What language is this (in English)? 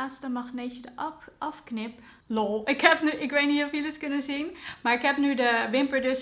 Dutch